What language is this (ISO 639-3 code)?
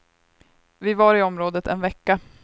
swe